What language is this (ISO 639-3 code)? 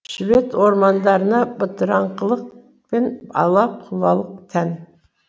kaz